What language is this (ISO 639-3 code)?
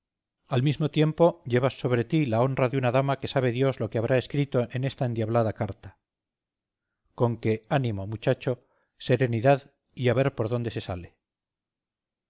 spa